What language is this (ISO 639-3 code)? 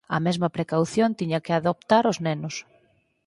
glg